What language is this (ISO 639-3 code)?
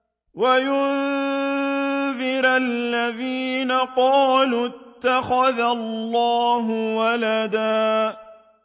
ara